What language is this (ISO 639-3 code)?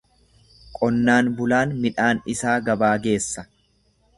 orm